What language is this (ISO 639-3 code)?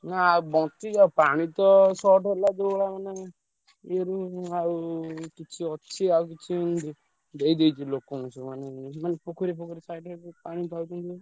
ori